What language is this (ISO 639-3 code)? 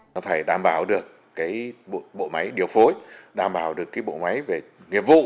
vie